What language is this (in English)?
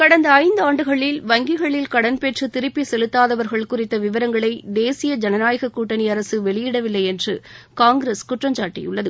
Tamil